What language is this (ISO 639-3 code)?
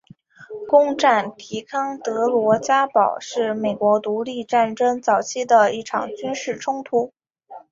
zho